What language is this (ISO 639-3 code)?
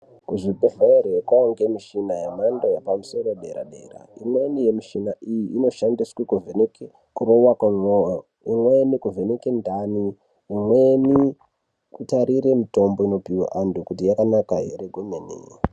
ndc